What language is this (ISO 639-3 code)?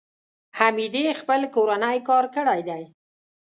pus